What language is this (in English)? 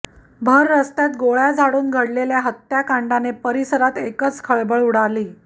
Marathi